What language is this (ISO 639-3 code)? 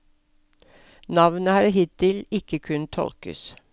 nor